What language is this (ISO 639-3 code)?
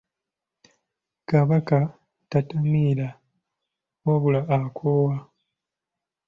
lug